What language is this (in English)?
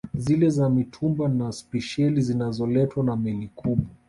Swahili